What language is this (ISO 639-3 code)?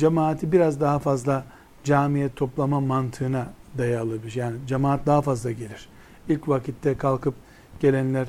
tur